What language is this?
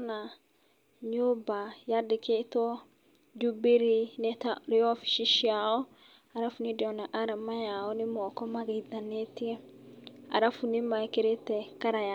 Kikuyu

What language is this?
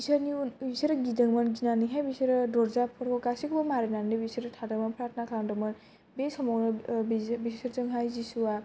Bodo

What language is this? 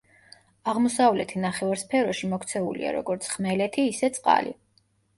Georgian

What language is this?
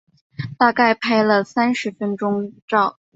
Chinese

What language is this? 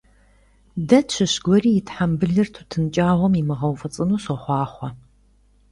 Kabardian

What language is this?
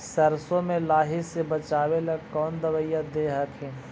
Magahi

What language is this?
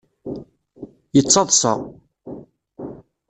Kabyle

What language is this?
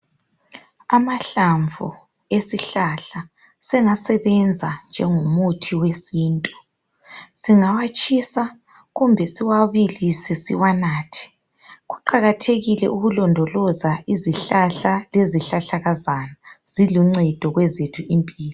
North Ndebele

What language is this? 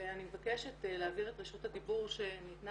Hebrew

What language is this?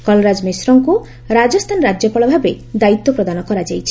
Odia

